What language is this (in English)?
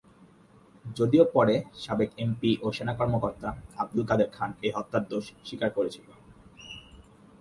Bangla